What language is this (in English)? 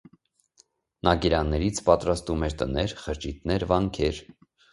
Armenian